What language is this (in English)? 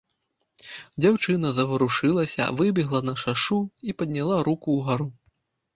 Belarusian